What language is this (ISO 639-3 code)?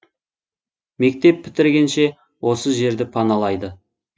kaz